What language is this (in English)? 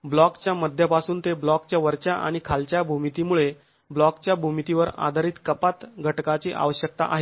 Marathi